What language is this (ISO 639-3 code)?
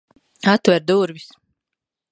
lav